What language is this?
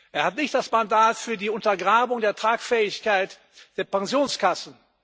German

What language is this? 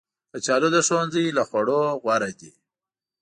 Pashto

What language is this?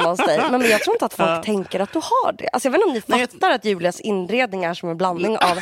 Swedish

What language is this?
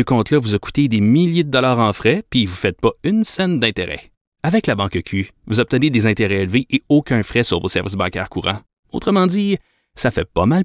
French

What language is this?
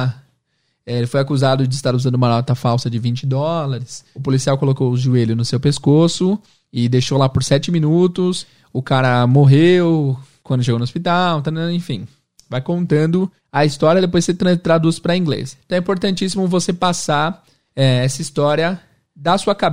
Portuguese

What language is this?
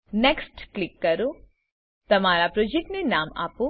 Gujarati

